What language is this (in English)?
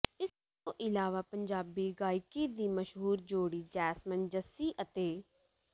Punjabi